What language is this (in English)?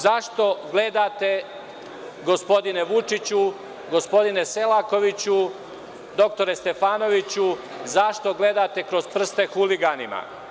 Serbian